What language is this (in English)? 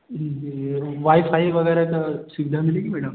Hindi